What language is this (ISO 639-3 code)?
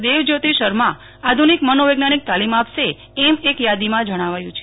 guj